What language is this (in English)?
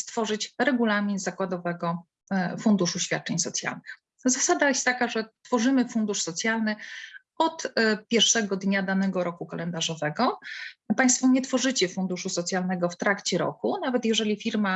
Polish